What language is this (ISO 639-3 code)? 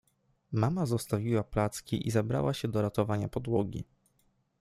pol